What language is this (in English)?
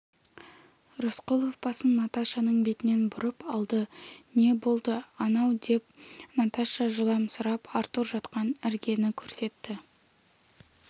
Kazakh